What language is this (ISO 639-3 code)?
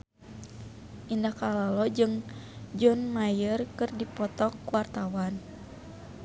sun